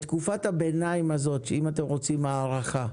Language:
Hebrew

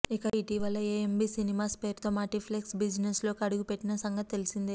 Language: Telugu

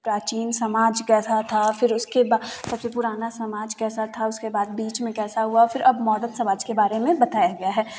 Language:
Hindi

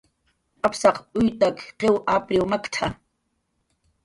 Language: Jaqaru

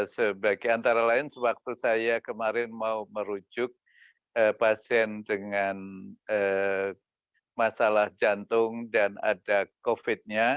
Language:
Indonesian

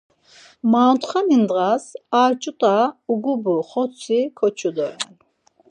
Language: Laz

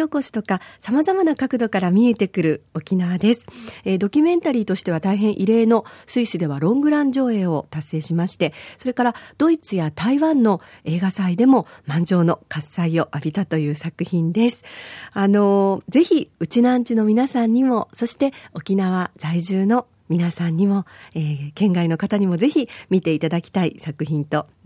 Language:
Japanese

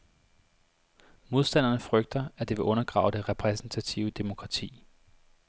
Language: Danish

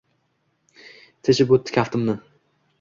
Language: Uzbek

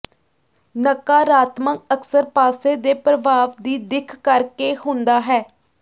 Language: Punjabi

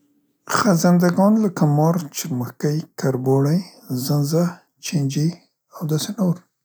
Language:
Central Pashto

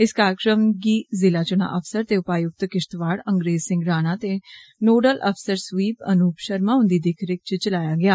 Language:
Dogri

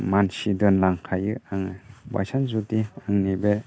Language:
Bodo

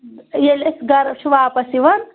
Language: Kashmiri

